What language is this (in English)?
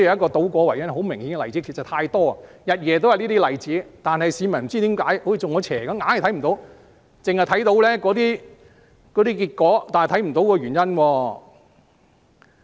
Cantonese